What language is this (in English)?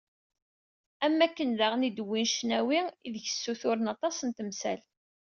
Kabyle